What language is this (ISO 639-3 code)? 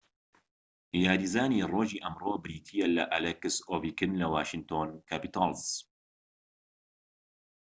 ckb